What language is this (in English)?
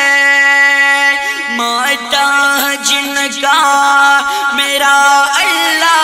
Romanian